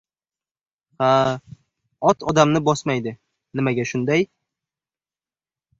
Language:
Uzbek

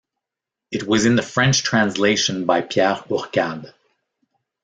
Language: English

